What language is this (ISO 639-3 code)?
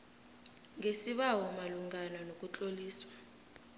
nbl